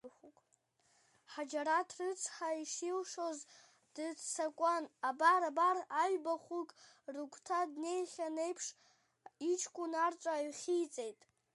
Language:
Abkhazian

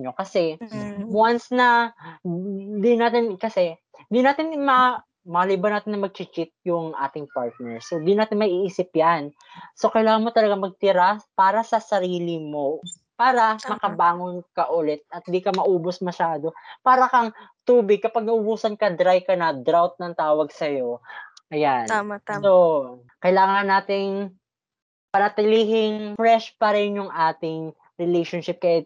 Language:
Filipino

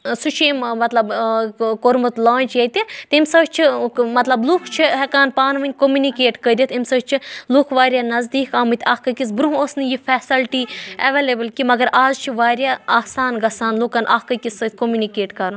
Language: Kashmiri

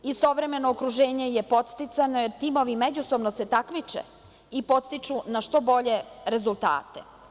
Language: Serbian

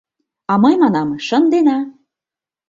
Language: Mari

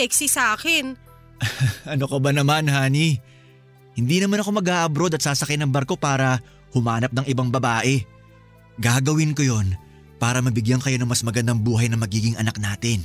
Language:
Filipino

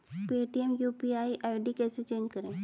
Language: Hindi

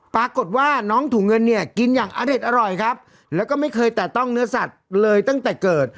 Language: Thai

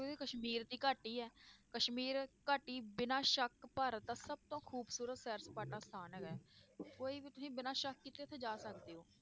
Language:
Punjabi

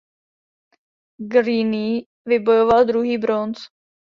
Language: Czech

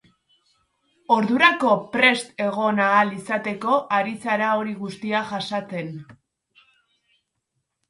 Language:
Basque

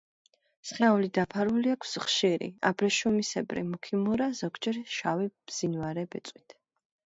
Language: Georgian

